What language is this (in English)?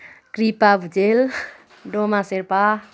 Nepali